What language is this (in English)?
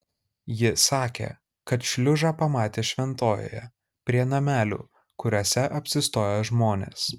Lithuanian